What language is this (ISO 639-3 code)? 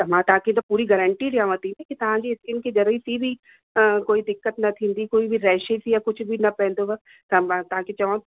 snd